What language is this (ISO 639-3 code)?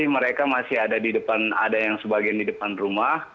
ind